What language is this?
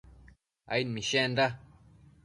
Matsés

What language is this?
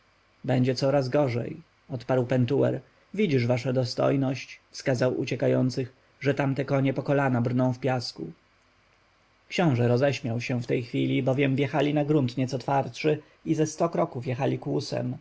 Polish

